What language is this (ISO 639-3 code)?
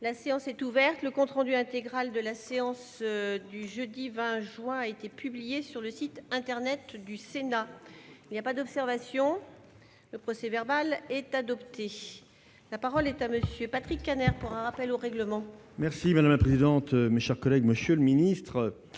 fra